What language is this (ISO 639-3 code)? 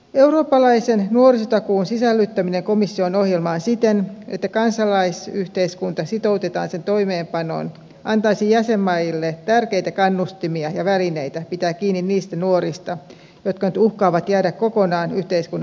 fin